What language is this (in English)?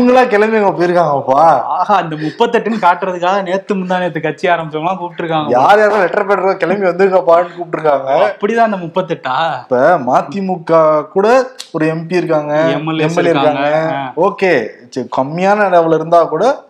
Tamil